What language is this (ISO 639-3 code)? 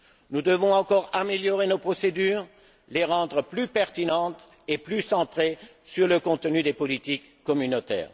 fra